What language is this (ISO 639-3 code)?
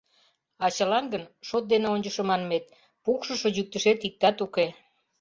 chm